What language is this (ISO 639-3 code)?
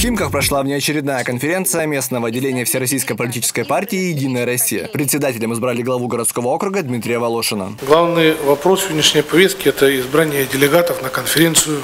rus